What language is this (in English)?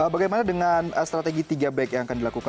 Indonesian